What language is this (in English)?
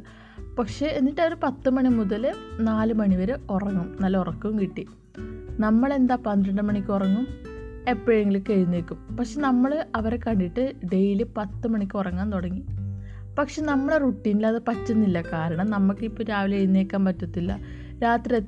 Malayalam